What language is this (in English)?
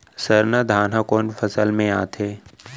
Chhattisgarhi